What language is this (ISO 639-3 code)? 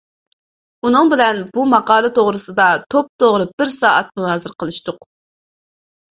uig